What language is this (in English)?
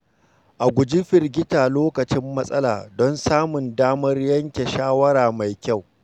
Hausa